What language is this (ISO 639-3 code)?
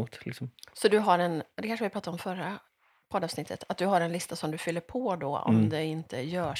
swe